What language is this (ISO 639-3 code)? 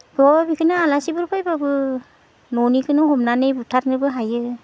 brx